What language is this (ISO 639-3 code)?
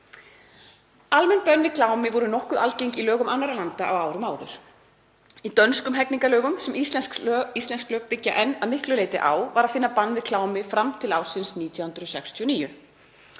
isl